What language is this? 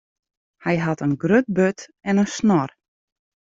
Western Frisian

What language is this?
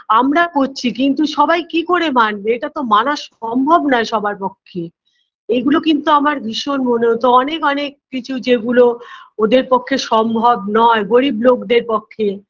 Bangla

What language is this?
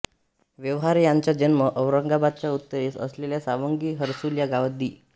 Marathi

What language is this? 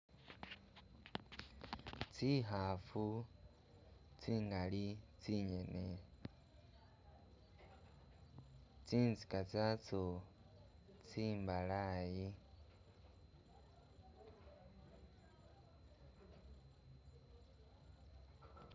Masaaba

